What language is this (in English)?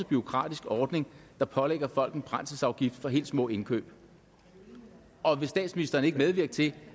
Danish